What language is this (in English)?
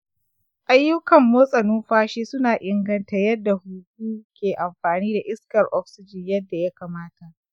Hausa